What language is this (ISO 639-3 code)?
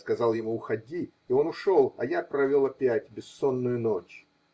rus